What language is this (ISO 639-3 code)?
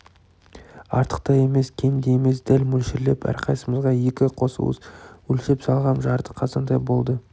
kaz